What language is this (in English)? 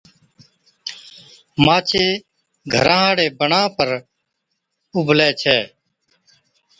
Od